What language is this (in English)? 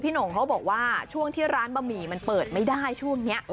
Thai